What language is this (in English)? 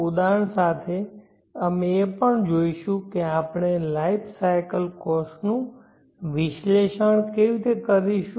Gujarati